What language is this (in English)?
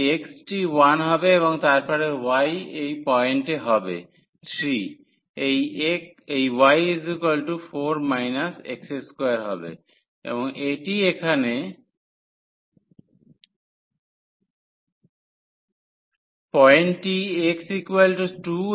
Bangla